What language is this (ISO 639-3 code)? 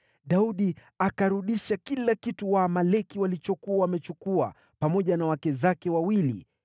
swa